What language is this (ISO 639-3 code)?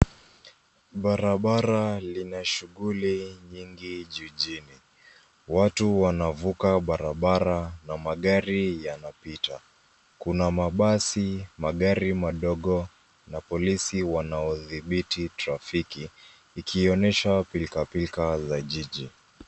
swa